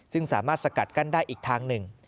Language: Thai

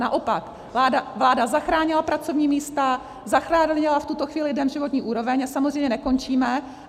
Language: Czech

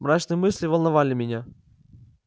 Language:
Russian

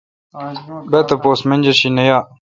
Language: Kalkoti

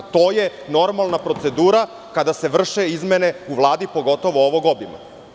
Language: Serbian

